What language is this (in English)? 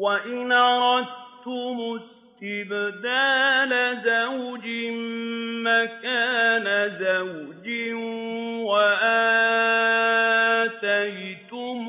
Arabic